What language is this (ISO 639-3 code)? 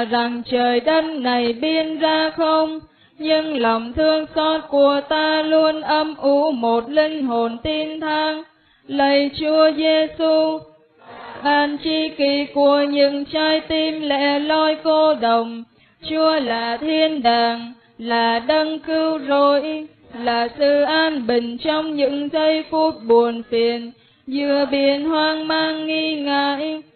vie